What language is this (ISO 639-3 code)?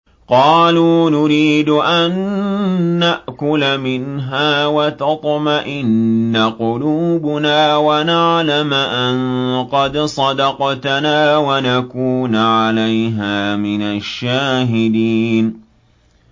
ara